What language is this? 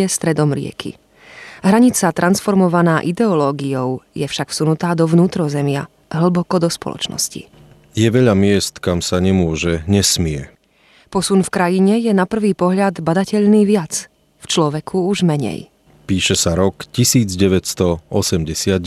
Czech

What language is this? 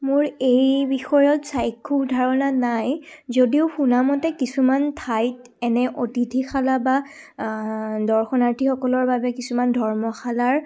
Assamese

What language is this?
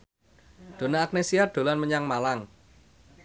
Javanese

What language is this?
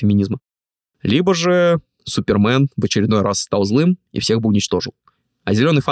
Russian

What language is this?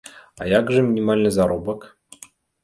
Belarusian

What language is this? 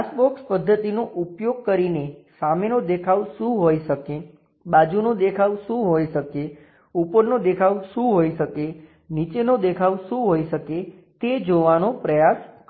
Gujarati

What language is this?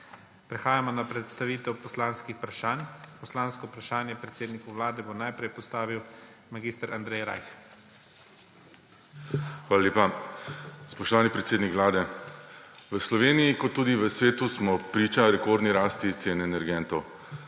Slovenian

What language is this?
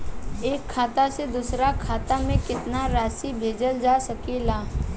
Bhojpuri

